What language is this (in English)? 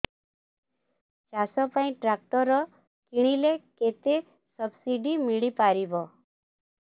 Odia